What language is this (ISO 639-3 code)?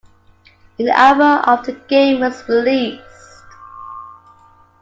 eng